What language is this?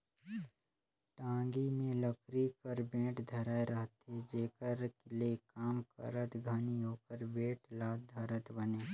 Chhattisgarhi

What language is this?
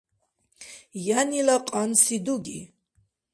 Dargwa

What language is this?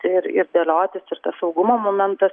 Lithuanian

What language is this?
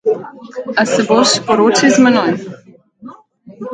Slovenian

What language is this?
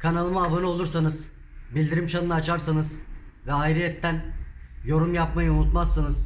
Turkish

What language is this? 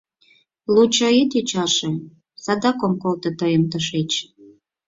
Mari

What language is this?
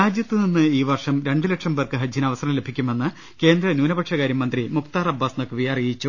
Malayalam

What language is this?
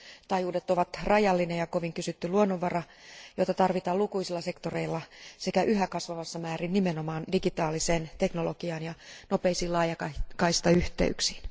Finnish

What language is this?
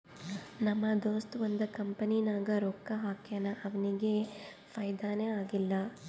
Kannada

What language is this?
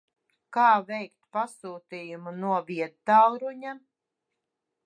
Latvian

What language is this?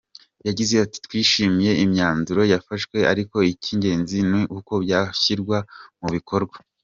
Kinyarwanda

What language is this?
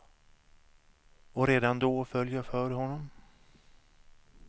Swedish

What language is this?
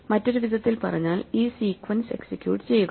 Malayalam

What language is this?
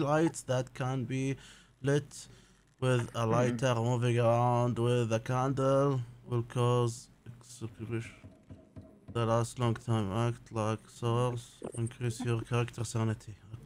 Arabic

